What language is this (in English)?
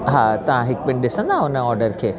Sindhi